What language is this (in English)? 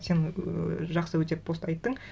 Kazakh